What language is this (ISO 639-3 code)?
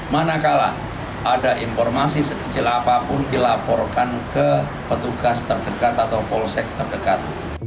ind